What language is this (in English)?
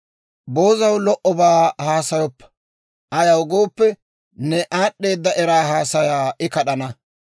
Dawro